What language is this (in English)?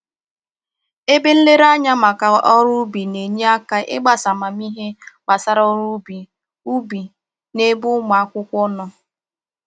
Igbo